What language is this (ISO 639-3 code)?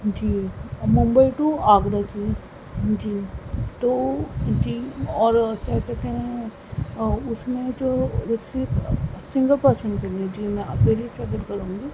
urd